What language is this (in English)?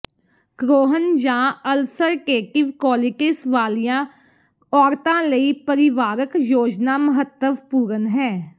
Punjabi